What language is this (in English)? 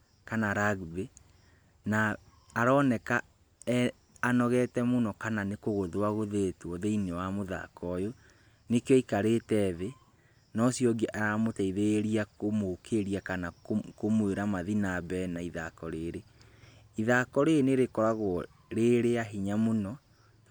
Kikuyu